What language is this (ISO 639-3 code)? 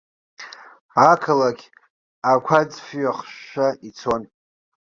abk